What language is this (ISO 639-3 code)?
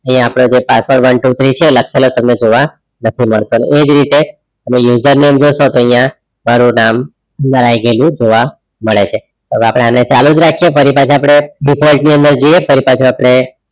guj